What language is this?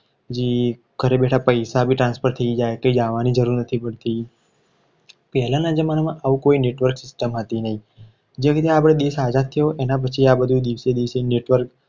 Gujarati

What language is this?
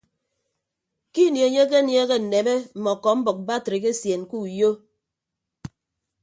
Ibibio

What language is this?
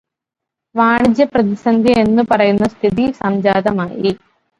Malayalam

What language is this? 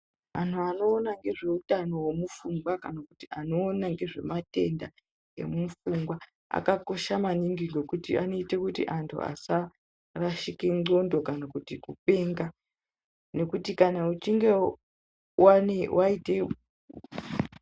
Ndau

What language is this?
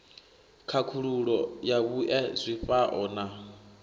Venda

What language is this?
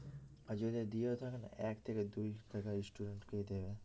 Bangla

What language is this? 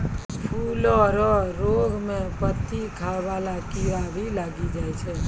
Maithili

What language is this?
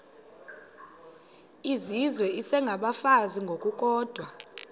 Xhosa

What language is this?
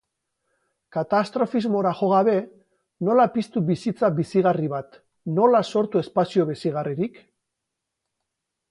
Basque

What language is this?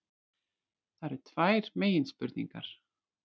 Icelandic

